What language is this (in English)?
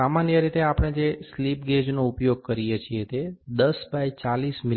Gujarati